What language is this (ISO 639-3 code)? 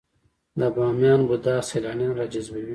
pus